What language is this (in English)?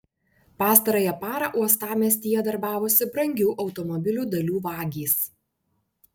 Lithuanian